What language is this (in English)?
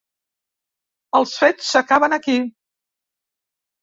Catalan